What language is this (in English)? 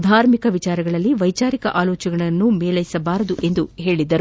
Kannada